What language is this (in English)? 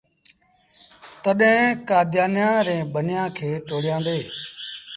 Sindhi Bhil